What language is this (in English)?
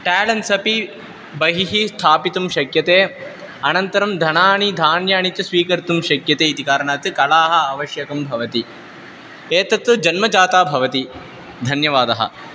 Sanskrit